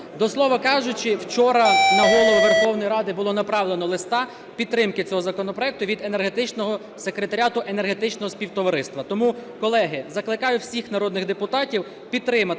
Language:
Ukrainian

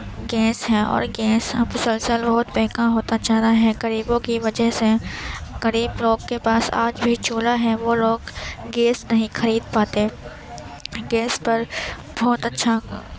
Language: Urdu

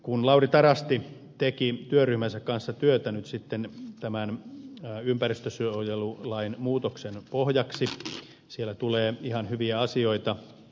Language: Finnish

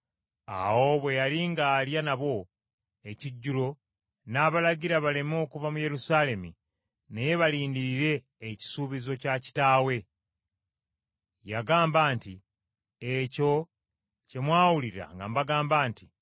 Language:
Ganda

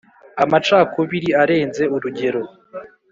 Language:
Kinyarwanda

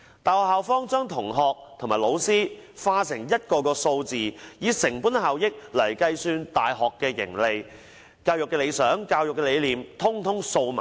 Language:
Cantonese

